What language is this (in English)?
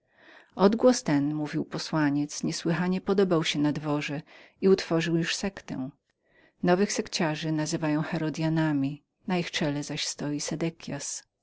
Polish